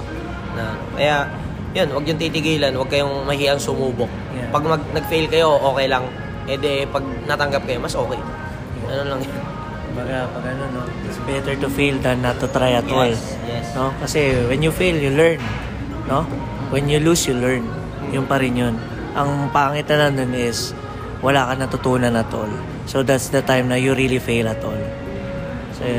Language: Filipino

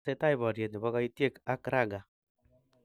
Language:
Kalenjin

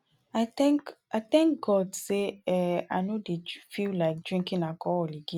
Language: Nigerian Pidgin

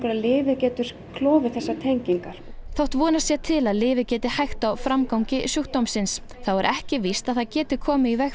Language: Icelandic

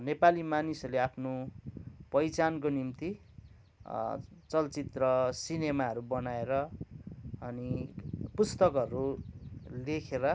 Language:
Nepali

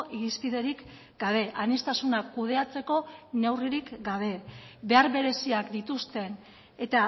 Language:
Basque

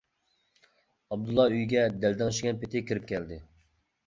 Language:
Uyghur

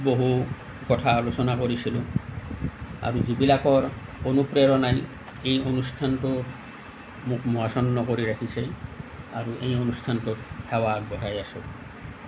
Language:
Assamese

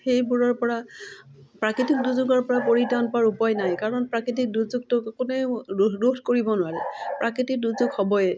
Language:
Assamese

